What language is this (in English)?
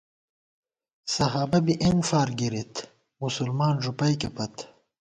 Gawar-Bati